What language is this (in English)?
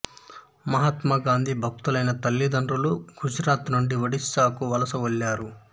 Telugu